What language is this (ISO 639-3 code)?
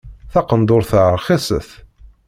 kab